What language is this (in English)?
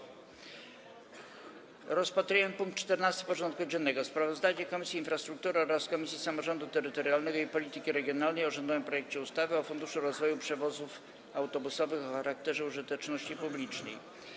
Polish